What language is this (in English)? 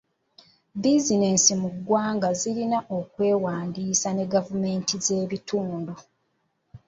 Ganda